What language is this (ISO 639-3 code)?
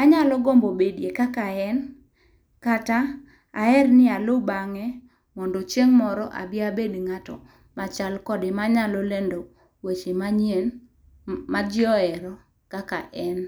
luo